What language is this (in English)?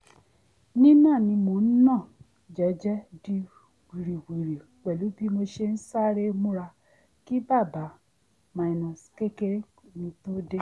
Yoruba